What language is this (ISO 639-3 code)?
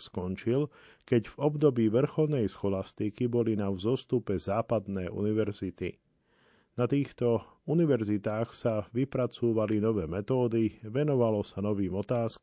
slk